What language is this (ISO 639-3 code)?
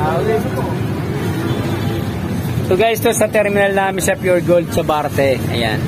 fil